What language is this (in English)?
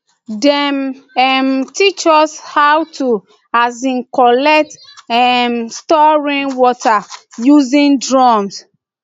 Nigerian Pidgin